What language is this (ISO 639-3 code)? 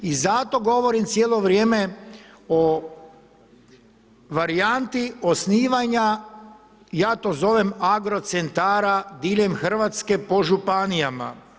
hrv